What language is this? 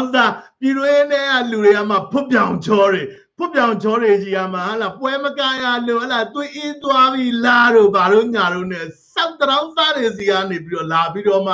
Thai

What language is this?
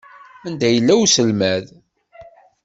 Kabyle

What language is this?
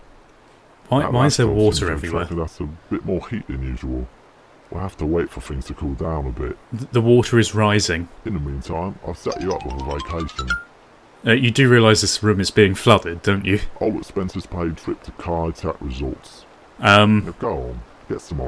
English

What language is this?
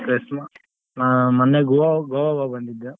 Kannada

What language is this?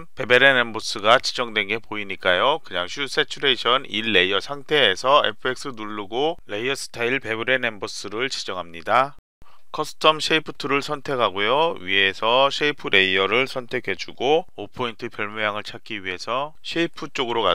Korean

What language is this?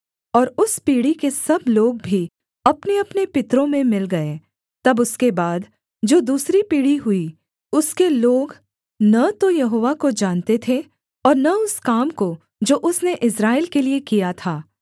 Hindi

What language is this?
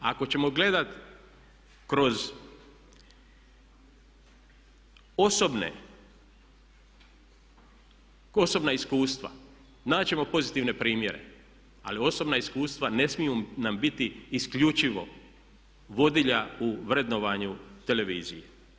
Croatian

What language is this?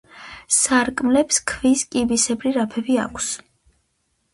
Georgian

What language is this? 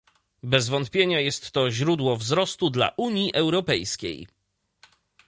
Polish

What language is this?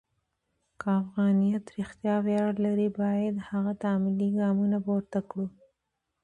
Pashto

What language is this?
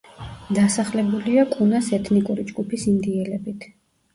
Georgian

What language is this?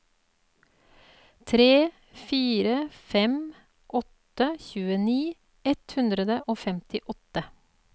Norwegian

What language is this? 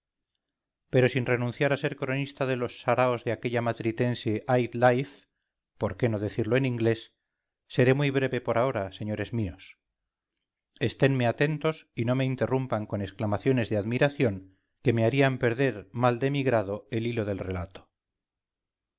Spanish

